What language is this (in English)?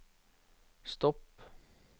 Norwegian